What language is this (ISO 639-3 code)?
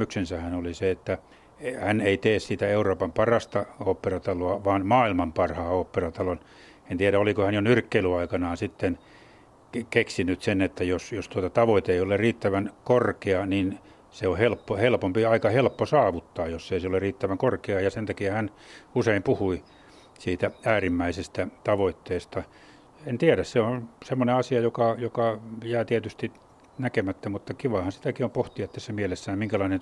fin